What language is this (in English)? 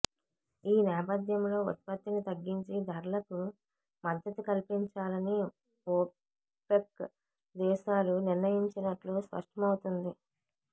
Telugu